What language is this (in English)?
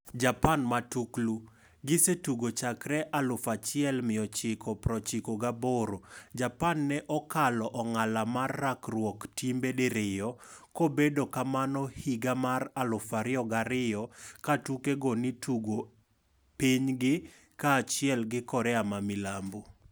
Luo (Kenya and Tanzania)